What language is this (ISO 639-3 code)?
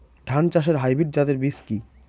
ben